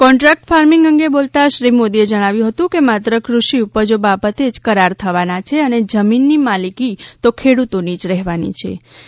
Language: Gujarati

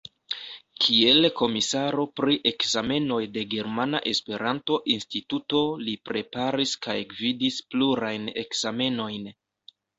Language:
Esperanto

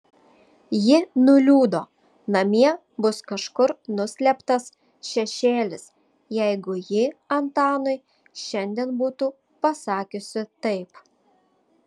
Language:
Lithuanian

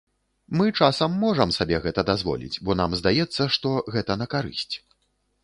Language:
Belarusian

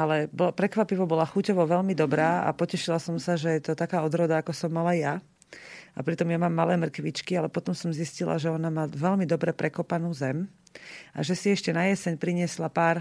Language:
Slovak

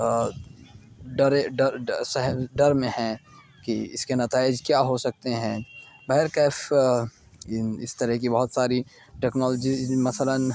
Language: Urdu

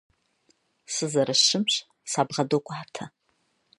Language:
Kabardian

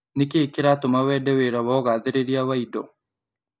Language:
Kikuyu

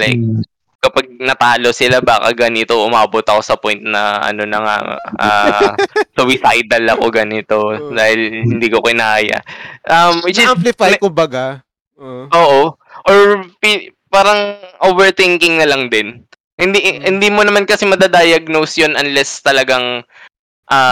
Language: Filipino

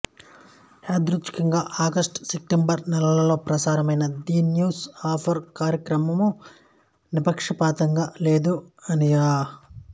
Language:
Telugu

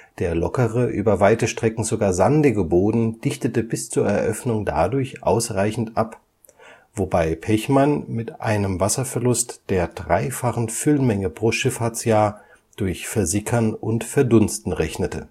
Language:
German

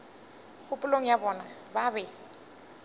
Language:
Northern Sotho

